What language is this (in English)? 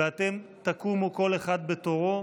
Hebrew